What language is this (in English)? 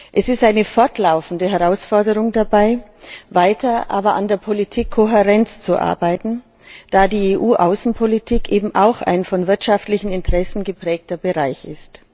German